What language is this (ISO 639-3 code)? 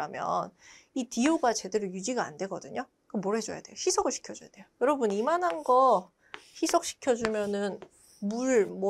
kor